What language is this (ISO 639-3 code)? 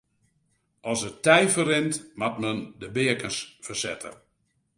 fry